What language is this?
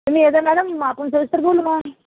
Marathi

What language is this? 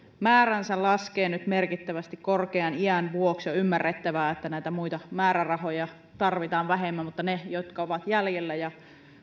Finnish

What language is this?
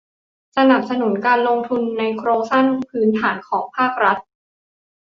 Thai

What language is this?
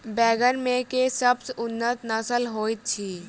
Maithili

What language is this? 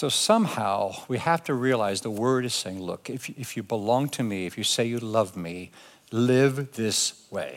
English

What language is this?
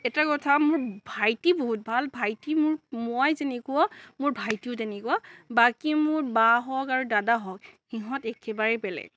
Assamese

